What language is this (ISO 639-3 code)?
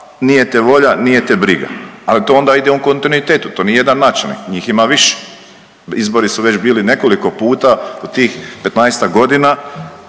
hrv